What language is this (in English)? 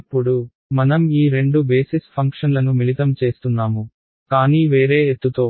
Telugu